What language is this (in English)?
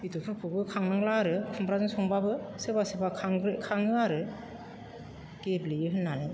Bodo